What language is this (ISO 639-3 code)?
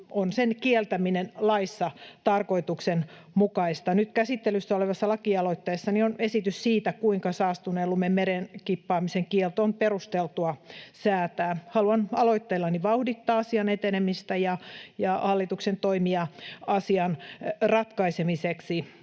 fin